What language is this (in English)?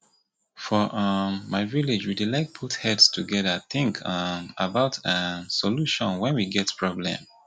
Nigerian Pidgin